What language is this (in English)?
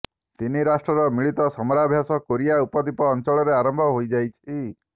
Odia